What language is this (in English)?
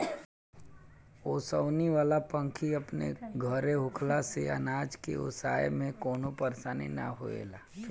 Bhojpuri